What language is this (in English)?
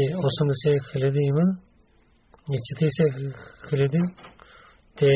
Bulgarian